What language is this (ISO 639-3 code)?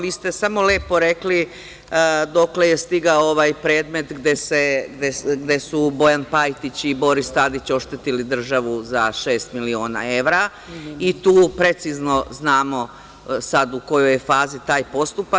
srp